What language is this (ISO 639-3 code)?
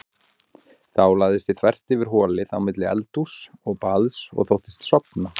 isl